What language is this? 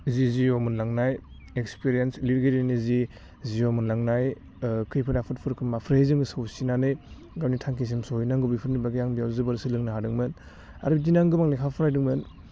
Bodo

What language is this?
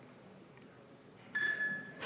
Estonian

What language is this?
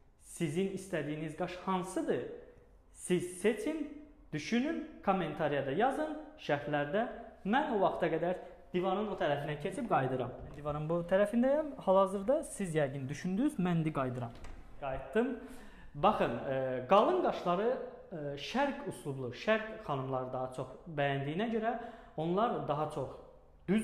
Turkish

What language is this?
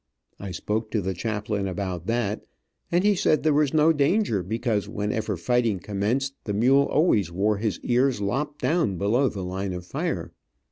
English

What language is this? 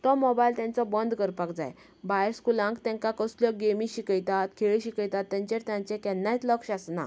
Konkani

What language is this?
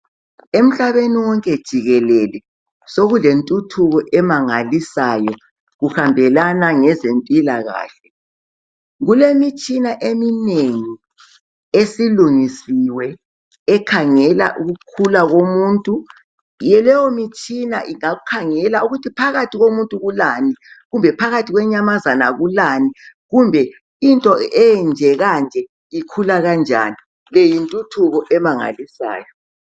North Ndebele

